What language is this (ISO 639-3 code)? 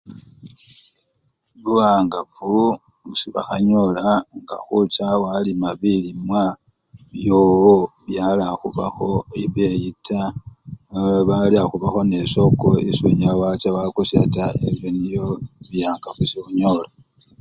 luy